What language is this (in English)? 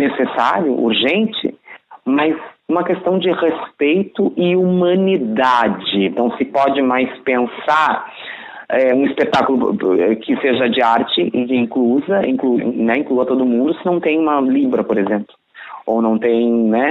Portuguese